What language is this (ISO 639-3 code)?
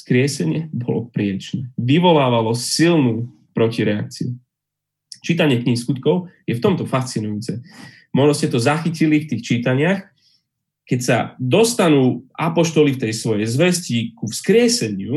slk